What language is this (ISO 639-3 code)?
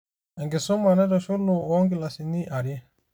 mas